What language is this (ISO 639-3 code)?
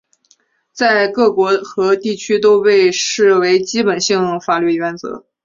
zho